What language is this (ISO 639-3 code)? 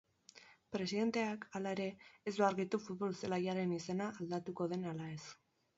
eus